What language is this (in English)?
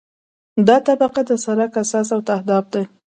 Pashto